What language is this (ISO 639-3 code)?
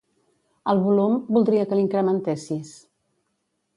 cat